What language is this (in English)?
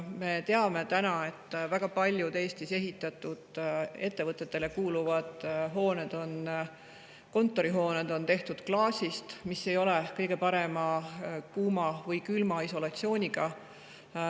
Estonian